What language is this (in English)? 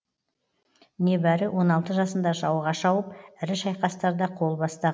Kazakh